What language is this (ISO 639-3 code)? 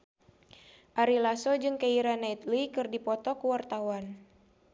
sun